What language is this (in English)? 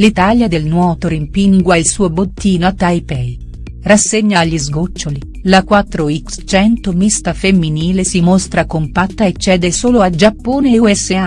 Italian